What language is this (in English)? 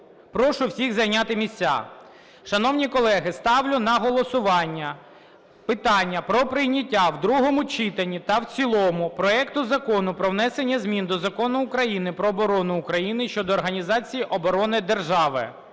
Ukrainian